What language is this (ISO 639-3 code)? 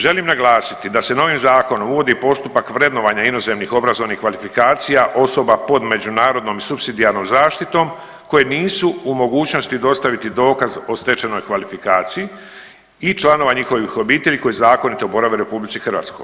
hrv